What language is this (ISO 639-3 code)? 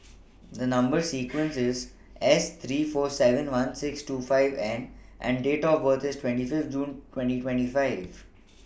eng